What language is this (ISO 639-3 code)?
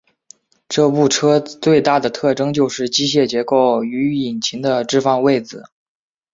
zho